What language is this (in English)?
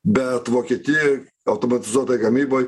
Lithuanian